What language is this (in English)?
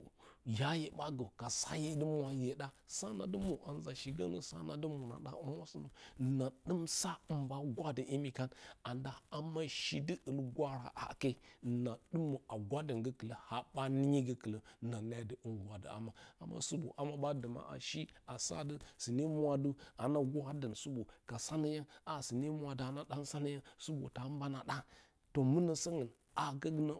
Bacama